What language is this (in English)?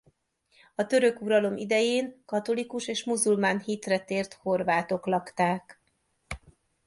Hungarian